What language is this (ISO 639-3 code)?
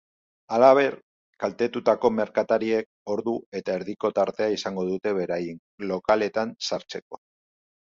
eus